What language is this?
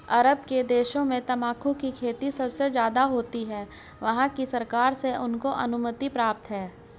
Hindi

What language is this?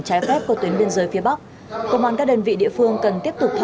Vietnamese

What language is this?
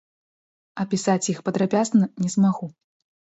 Belarusian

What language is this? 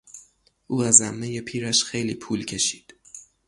Persian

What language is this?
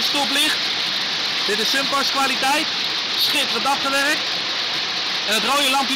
Dutch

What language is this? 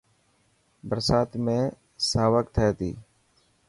Dhatki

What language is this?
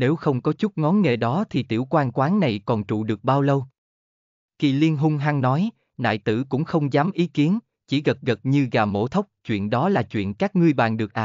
Vietnamese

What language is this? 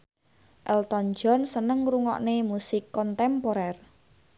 Javanese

